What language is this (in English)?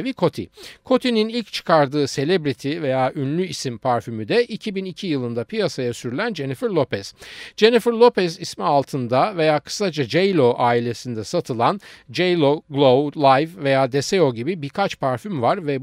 Turkish